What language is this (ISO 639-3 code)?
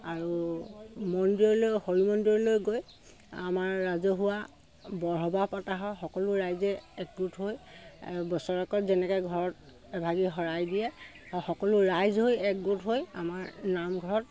asm